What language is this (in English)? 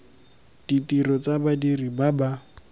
Tswana